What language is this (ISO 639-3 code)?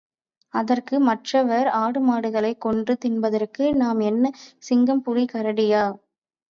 tam